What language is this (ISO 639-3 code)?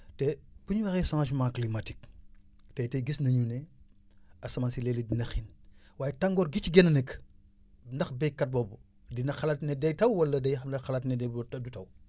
wol